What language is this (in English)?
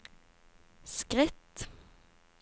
Norwegian